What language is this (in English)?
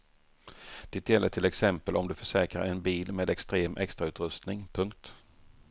Swedish